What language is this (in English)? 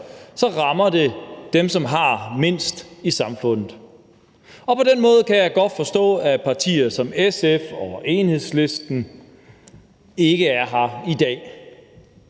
Danish